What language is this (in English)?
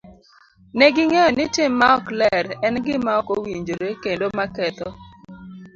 Luo (Kenya and Tanzania)